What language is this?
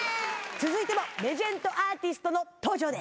Japanese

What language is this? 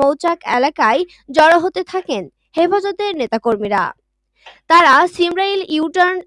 Turkish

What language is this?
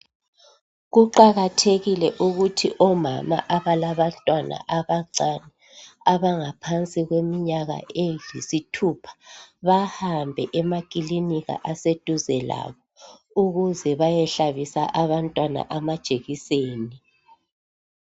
North Ndebele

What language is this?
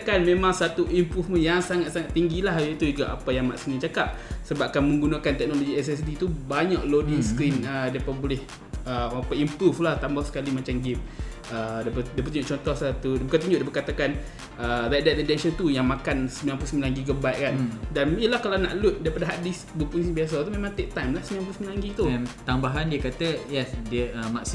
Malay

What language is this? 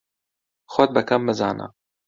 Central Kurdish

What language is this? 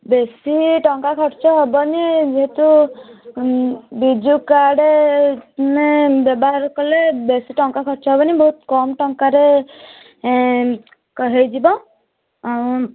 Odia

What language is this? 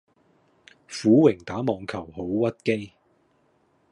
Cantonese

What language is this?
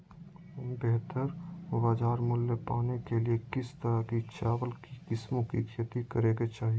Magahi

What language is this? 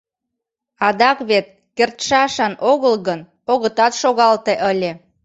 Mari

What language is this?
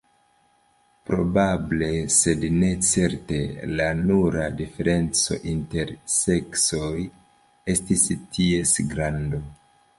Esperanto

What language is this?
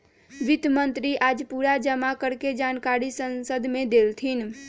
Magahi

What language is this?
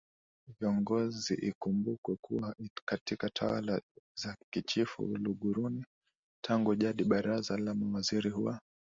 Swahili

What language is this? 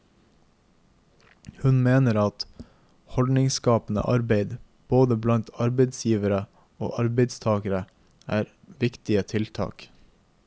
Norwegian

